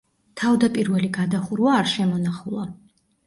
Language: Georgian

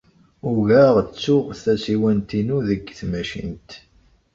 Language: Kabyle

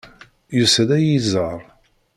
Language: Kabyle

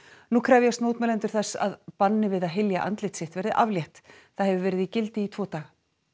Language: Icelandic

